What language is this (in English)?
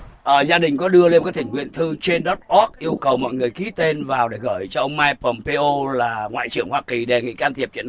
Vietnamese